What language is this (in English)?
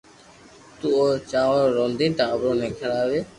Loarki